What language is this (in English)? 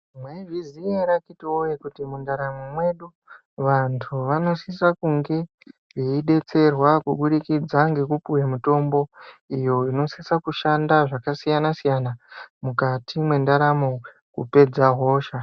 Ndau